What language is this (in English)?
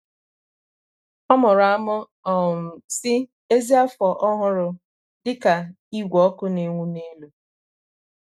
Igbo